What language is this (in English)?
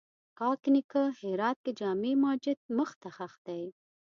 Pashto